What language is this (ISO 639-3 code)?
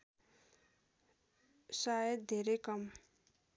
nep